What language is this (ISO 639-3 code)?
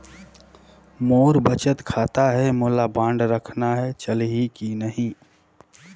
hne